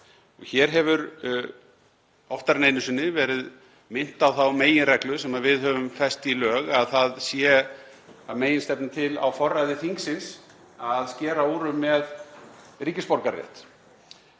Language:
Icelandic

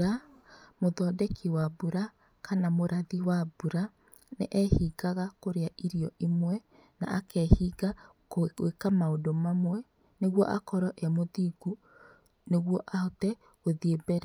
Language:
Kikuyu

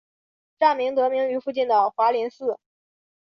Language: Chinese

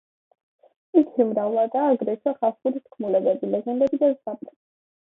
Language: Georgian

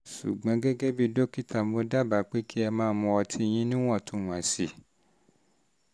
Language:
Yoruba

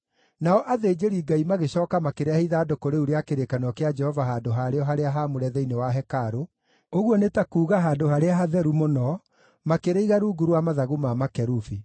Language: Kikuyu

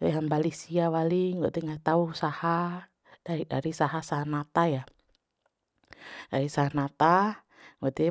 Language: Bima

